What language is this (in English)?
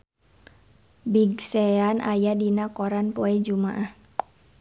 Sundanese